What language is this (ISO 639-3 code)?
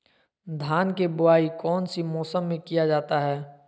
mag